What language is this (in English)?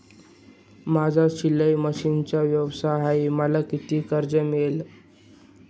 Marathi